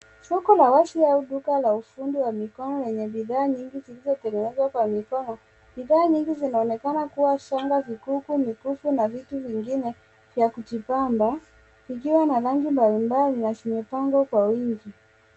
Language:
Swahili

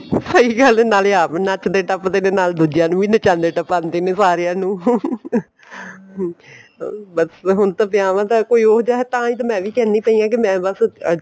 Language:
Punjabi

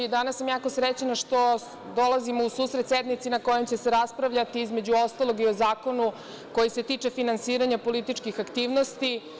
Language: Serbian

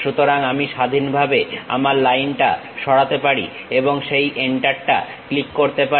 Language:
Bangla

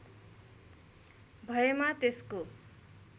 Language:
Nepali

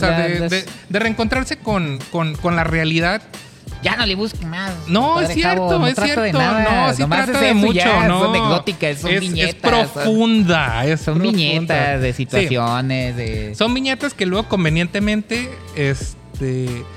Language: Spanish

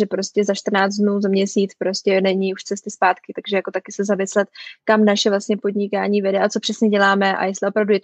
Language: Czech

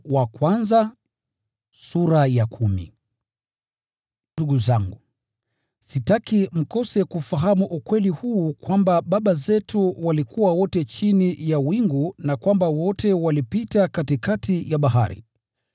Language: Swahili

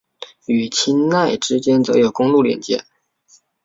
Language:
Chinese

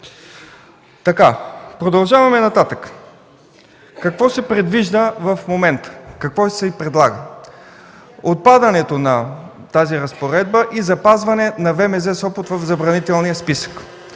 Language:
Bulgarian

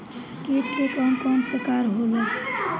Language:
Bhojpuri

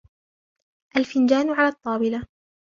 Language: Arabic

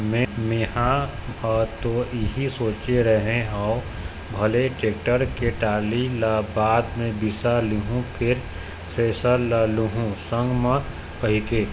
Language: Chhattisgarhi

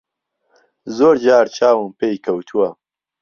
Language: Central Kurdish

